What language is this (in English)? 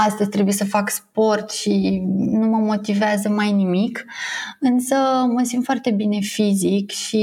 Romanian